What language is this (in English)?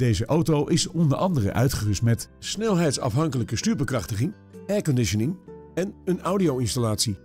Dutch